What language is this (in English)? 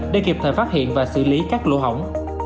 Vietnamese